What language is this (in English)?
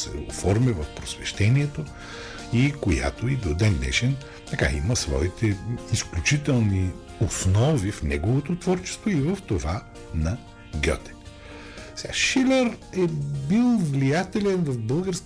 Bulgarian